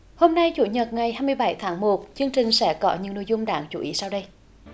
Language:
Vietnamese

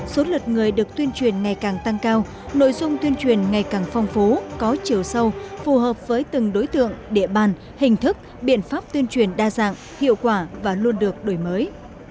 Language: Vietnamese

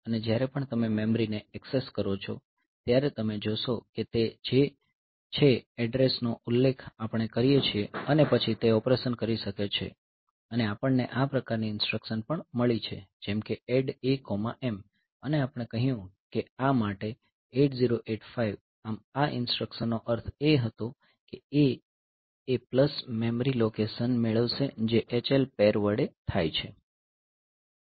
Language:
Gujarati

